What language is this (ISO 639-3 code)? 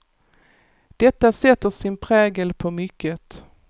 swe